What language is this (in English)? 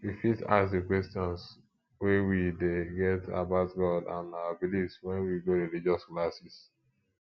Nigerian Pidgin